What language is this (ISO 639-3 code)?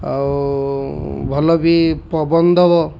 ori